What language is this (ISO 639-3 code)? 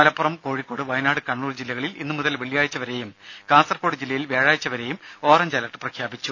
mal